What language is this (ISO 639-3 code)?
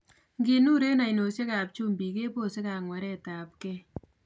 kln